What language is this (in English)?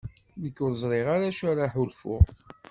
Kabyle